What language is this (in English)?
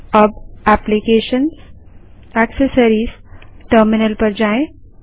Hindi